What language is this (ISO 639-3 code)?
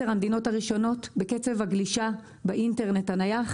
heb